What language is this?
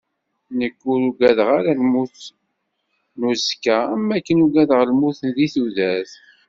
Kabyle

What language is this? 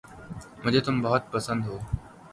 Urdu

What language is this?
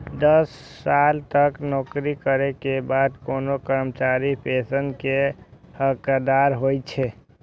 Maithili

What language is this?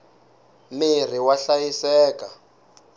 Tsonga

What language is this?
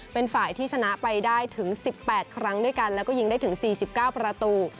Thai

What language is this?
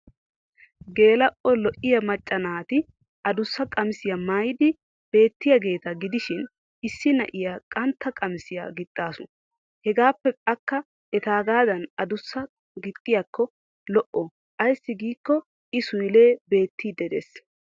Wolaytta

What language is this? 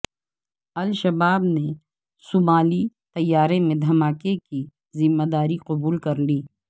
Urdu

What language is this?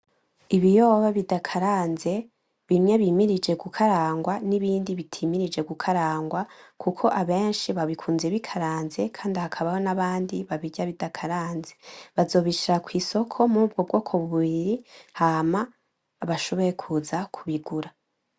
Rundi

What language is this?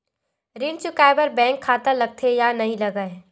Chhattisgarhi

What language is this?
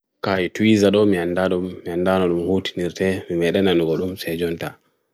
Bagirmi Fulfulde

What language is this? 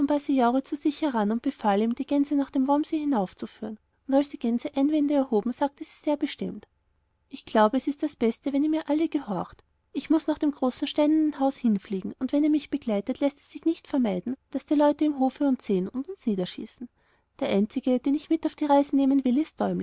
German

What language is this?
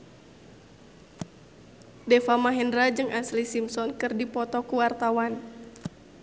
Sundanese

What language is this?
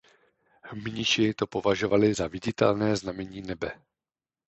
Czech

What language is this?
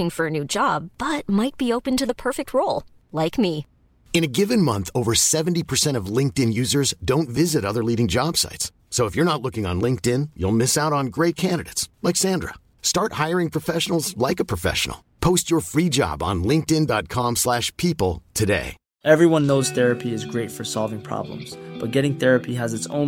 Filipino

